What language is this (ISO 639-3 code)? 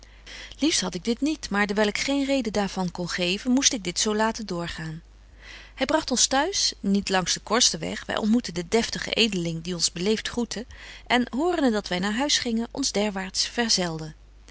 nld